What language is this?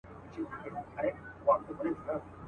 Pashto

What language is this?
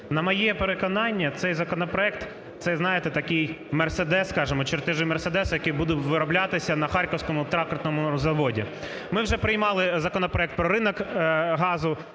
Ukrainian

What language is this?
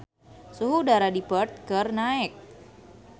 Sundanese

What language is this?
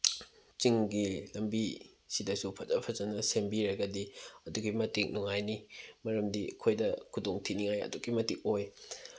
Manipuri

